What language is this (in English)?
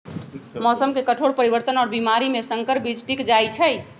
Magahi